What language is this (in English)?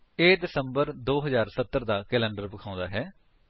Punjabi